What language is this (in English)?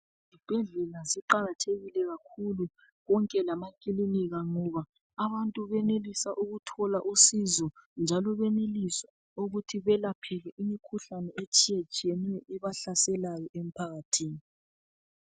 North Ndebele